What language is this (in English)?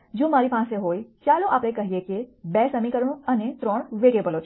Gujarati